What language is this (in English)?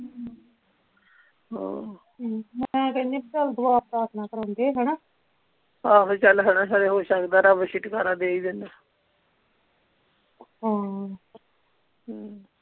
Punjabi